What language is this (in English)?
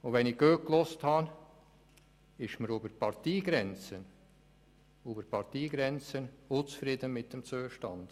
Swiss German